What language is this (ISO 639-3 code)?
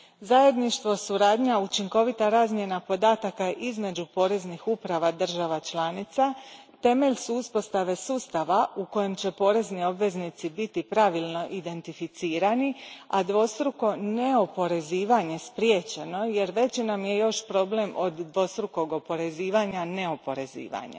hrv